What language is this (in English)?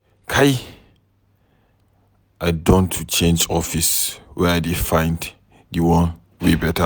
Nigerian Pidgin